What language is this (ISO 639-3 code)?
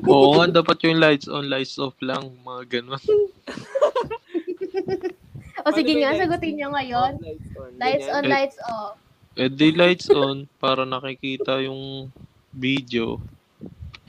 fil